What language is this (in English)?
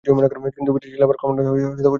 Bangla